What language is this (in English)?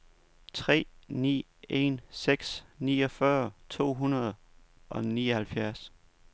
Danish